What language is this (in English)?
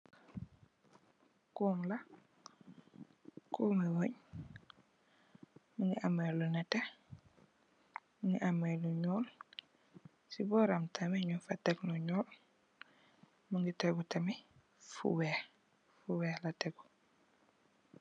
Wolof